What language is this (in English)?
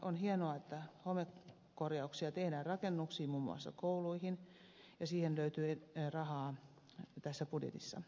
Finnish